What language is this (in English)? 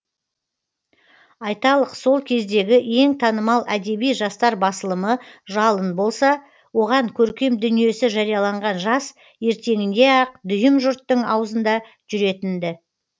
Kazakh